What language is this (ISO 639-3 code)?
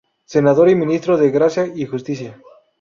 spa